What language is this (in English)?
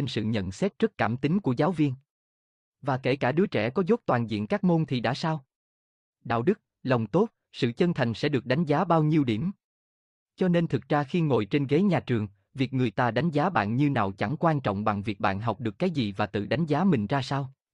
Vietnamese